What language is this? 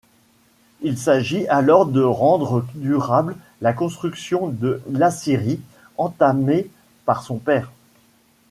French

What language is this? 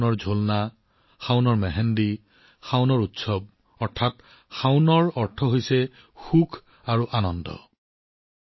Assamese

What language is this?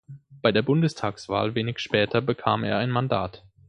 German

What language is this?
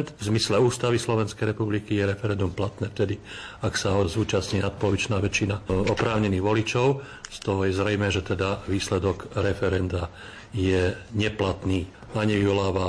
Slovak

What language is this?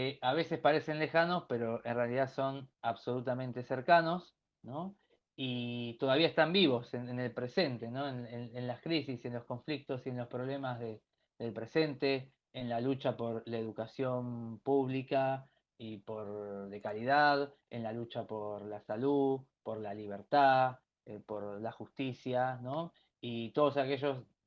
Spanish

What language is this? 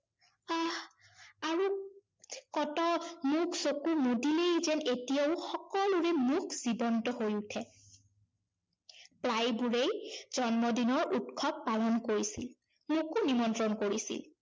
Assamese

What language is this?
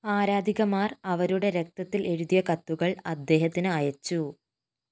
Malayalam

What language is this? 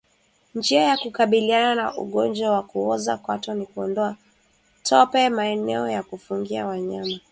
Swahili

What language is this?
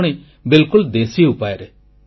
Odia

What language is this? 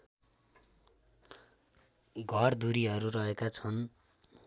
Nepali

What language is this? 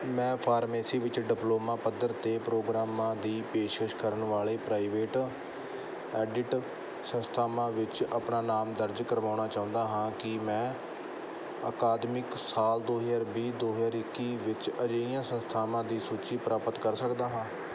Punjabi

